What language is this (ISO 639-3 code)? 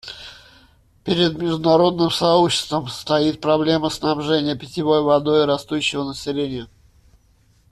rus